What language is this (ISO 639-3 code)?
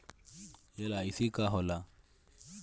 bho